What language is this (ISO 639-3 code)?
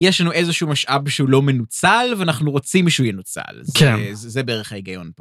heb